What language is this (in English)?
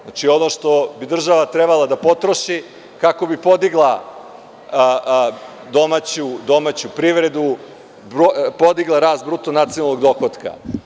Serbian